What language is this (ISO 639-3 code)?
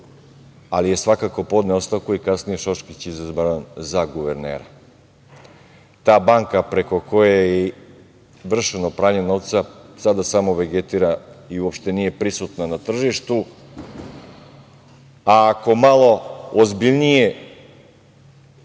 srp